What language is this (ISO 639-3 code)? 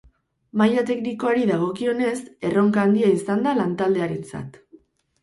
eus